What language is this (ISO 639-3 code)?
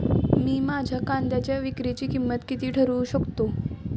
mar